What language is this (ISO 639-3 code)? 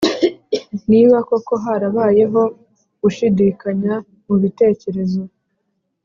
kin